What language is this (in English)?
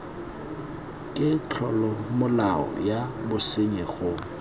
Tswana